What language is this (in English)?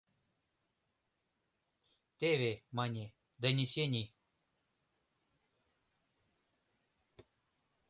Mari